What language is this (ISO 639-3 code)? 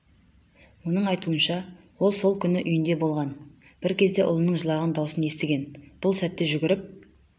kaz